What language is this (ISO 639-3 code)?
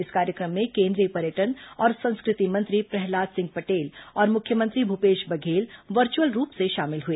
hin